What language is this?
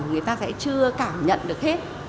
Vietnamese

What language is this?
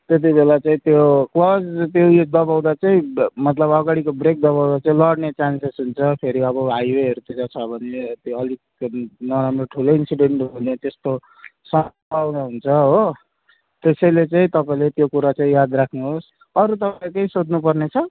Nepali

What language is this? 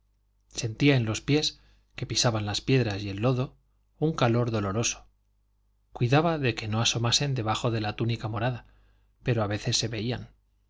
Spanish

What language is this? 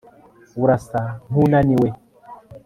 Kinyarwanda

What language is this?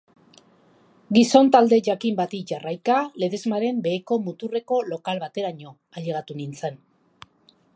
Basque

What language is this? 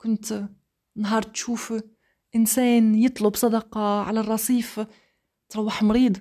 Arabic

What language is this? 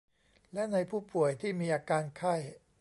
Thai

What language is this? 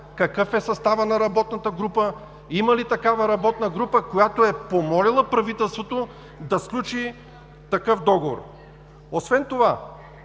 Bulgarian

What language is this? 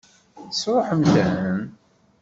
Kabyle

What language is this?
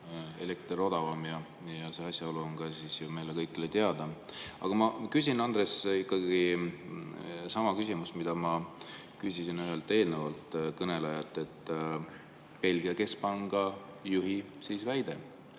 Estonian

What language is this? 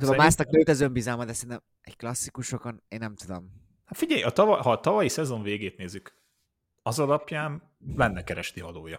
Hungarian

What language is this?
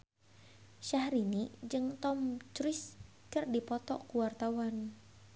Sundanese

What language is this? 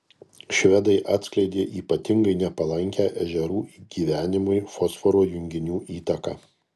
Lithuanian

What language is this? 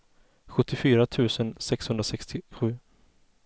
Swedish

